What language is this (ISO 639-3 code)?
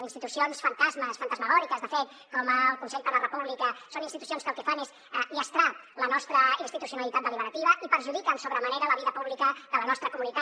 cat